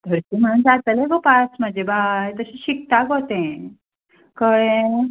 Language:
Konkani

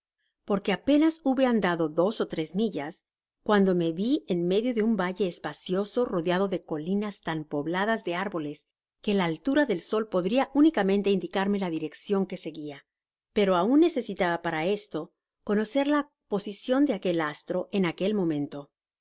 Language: Spanish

